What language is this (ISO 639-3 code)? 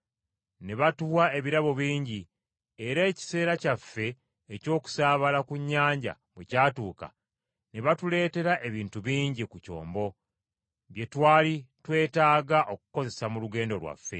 lug